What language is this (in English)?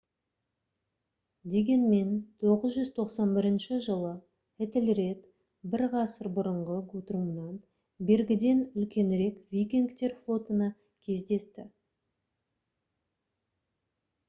Kazakh